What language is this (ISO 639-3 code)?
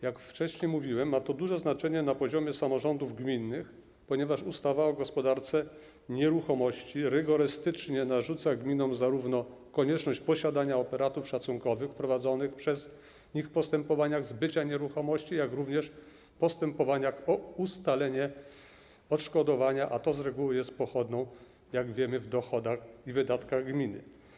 pol